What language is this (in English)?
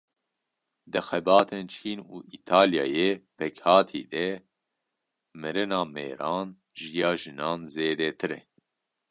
Kurdish